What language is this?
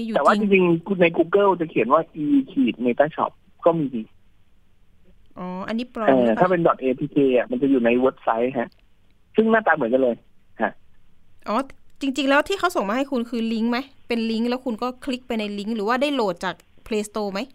Thai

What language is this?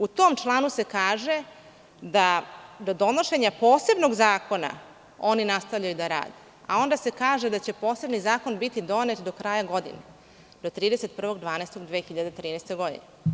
Serbian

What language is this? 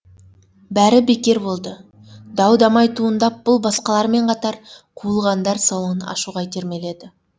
Kazakh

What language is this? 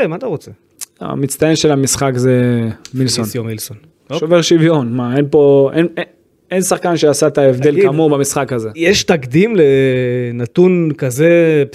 Hebrew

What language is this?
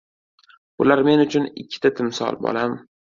Uzbek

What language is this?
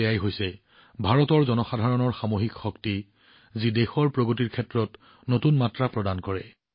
Assamese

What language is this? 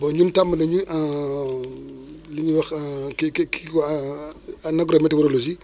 Wolof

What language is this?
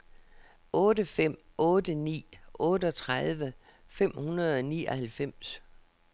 Danish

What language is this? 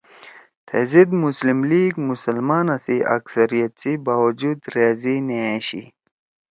Torwali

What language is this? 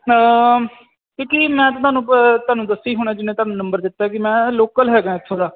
Punjabi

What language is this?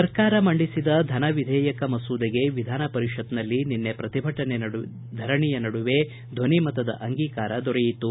Kannada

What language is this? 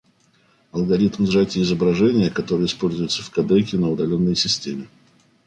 Russian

